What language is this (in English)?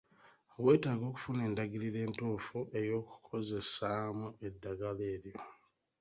Ganda